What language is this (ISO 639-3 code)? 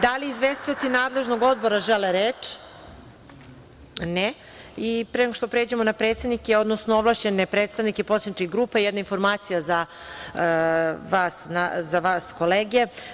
srp